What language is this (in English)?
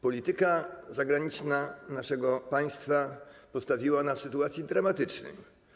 Polish